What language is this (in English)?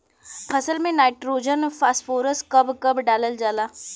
Bhojpuri